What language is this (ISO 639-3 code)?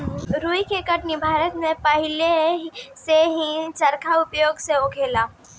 bho